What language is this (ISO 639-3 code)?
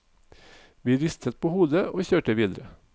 nor